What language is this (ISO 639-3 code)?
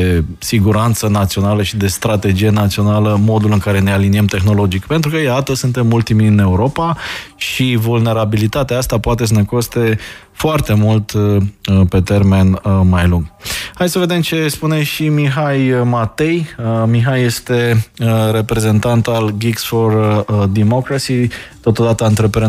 ron